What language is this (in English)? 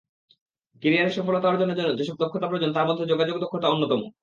Bangla